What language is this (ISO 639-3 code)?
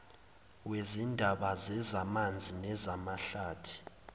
zul